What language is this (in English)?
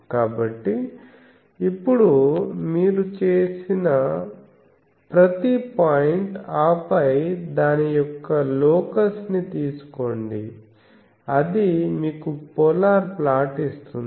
Telugu